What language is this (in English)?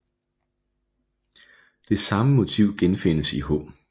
Danish